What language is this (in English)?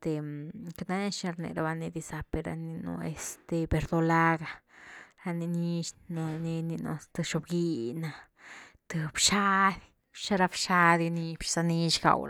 Güilá Zapotec